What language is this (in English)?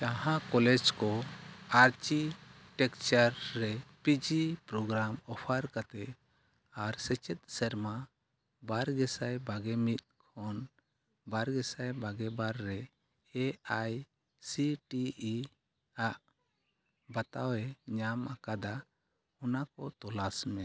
Santali